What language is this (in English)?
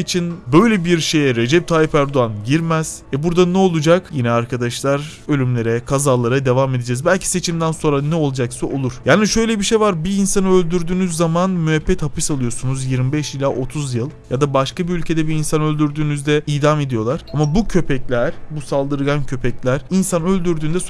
Turkish